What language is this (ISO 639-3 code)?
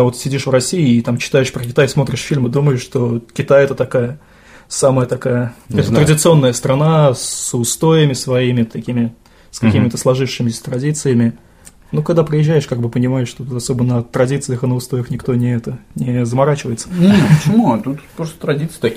rus